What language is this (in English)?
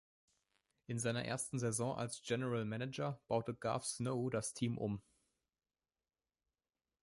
German